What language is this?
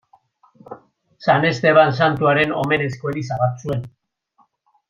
Basque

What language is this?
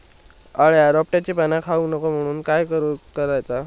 Marathi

